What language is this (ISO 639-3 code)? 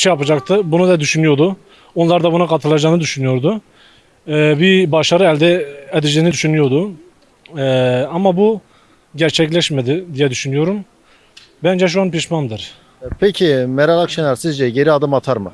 tur